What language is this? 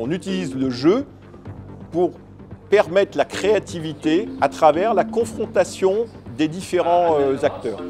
French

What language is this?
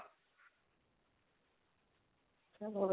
Punjabi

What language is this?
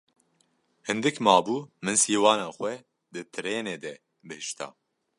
Kurdish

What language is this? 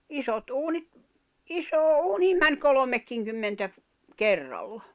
Finnish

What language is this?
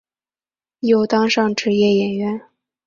Chinese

